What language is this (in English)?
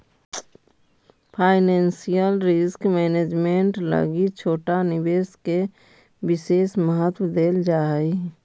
Magahi